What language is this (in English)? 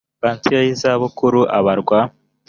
Kinyarwanda